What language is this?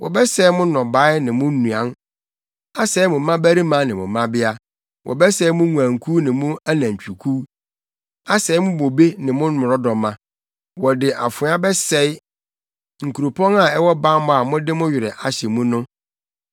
Akan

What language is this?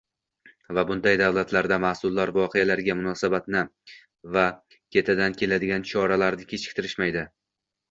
Uzbek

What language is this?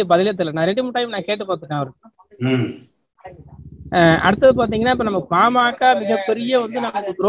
Tamil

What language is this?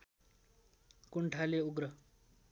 Nepali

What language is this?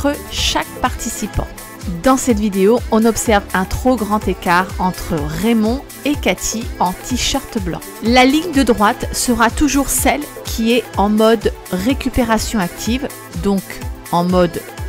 French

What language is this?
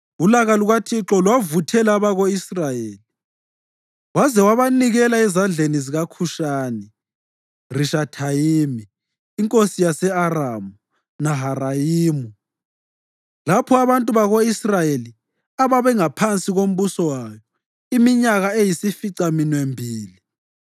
North Ndebele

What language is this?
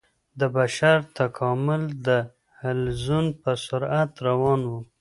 Pashto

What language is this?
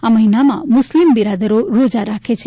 Gujarati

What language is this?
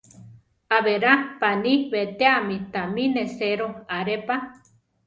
Central Tarahumara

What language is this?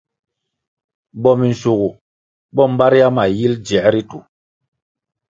Kwasio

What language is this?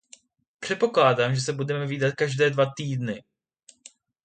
Czech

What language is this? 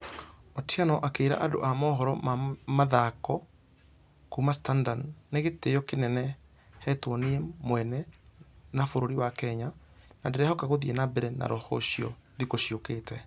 Kikuyu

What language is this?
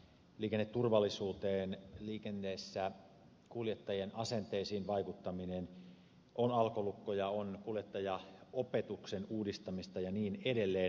Finnish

